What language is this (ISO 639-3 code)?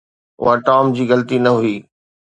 snd